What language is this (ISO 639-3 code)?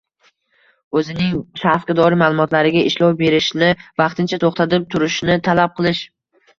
uzb